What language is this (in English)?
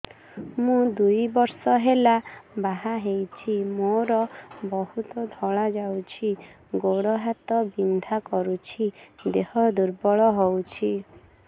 Odia